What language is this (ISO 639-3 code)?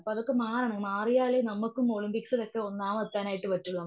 mal